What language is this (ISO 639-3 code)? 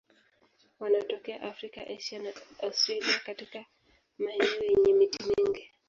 swa